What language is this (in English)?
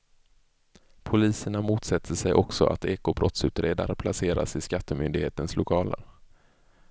Swedish